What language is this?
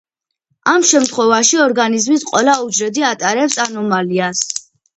Georgian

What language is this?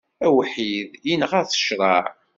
Kabyle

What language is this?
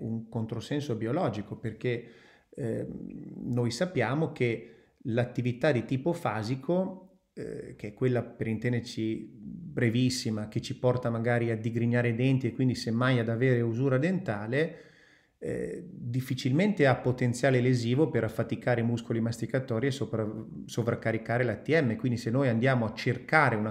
Italian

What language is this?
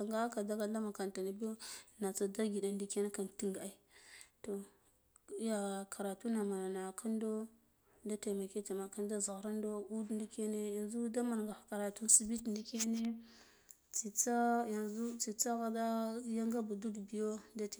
Guduf-Gava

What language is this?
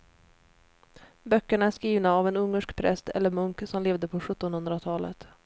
Swedish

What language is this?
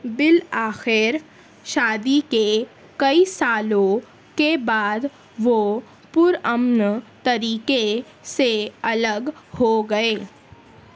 Urdu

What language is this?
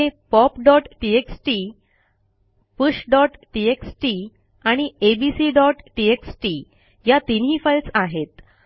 Marathi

